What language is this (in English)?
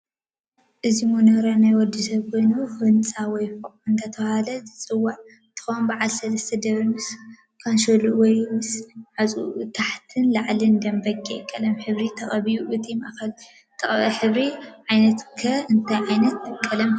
Tigrinya